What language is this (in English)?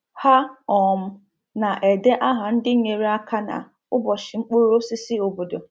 Igbo